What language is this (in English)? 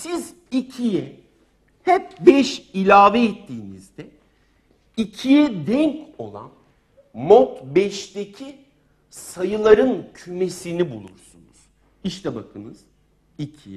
Turkish